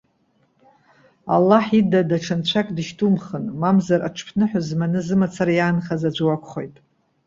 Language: Abkhazian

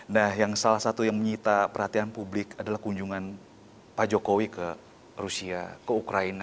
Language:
Indonesian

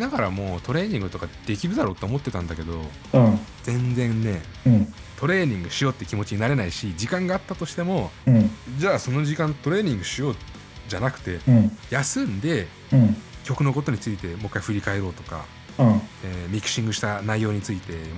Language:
Japanese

